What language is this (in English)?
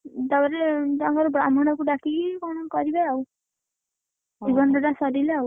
Odia